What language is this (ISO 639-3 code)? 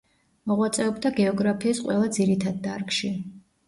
kat